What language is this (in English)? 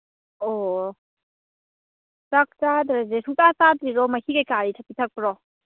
Manipuri